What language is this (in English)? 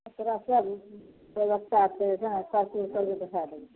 Maithili